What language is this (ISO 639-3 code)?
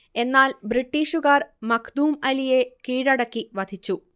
mal